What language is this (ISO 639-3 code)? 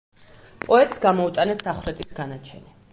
kat